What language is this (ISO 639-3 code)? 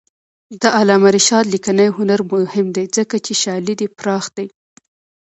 pus